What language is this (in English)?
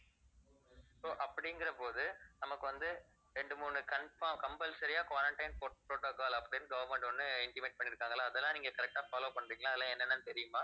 Tamil